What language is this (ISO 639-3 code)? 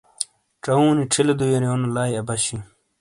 scl